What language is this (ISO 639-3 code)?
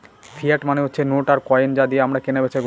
ben